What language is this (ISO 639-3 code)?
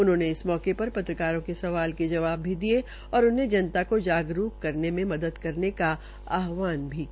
hin